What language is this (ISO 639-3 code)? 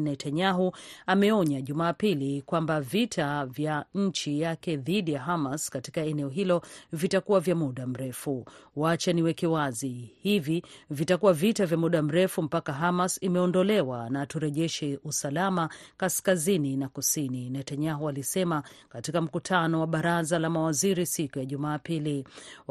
swa